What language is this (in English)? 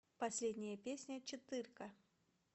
Russian